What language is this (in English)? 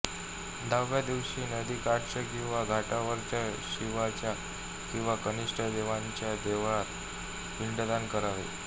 Marathi